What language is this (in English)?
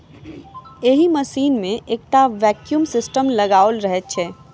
Maithili